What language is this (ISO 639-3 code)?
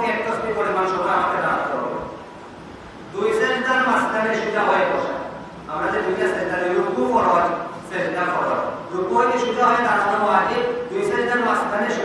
ben